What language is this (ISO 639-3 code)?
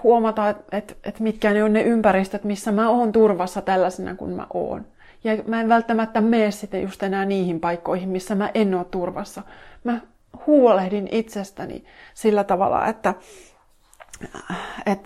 fin